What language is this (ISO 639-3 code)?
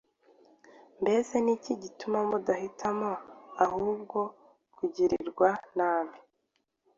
kin